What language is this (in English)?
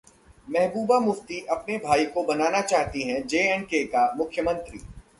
Hindi